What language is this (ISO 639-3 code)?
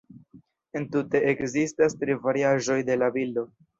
epo